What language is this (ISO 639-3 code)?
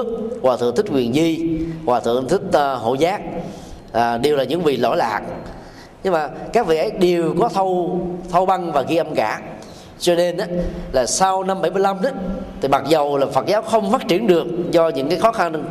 vie